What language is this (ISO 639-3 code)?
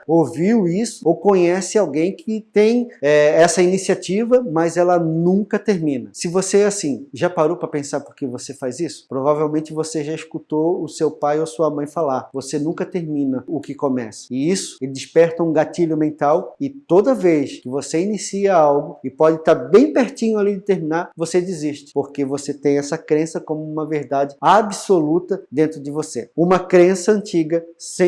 por